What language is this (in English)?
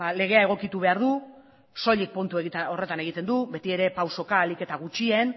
Basque